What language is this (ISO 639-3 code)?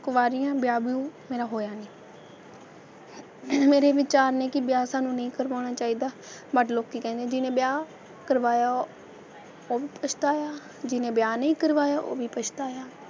pan